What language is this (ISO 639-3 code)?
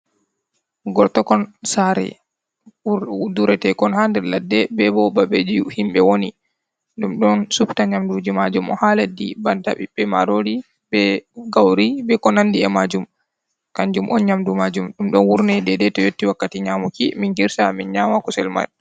ful